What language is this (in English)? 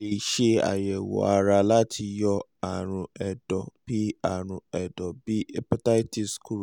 Yoruba